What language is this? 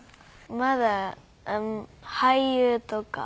Japanese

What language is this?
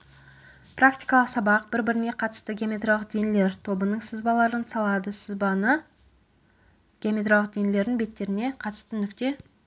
Kazakh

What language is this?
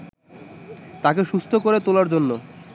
Bangla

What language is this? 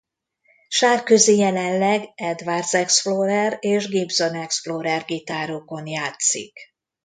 Hungarian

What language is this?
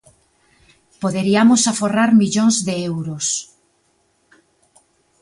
Galician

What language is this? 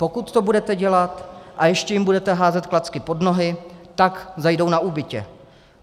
Czech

